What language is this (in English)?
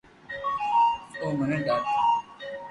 Loarki